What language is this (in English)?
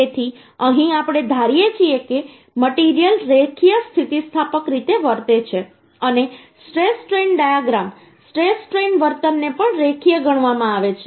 Gujarati